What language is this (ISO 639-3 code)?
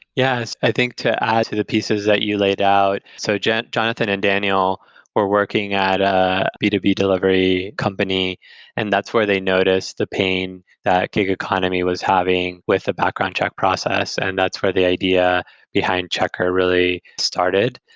eng